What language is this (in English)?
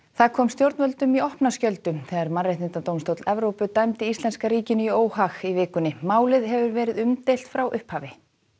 Icelandic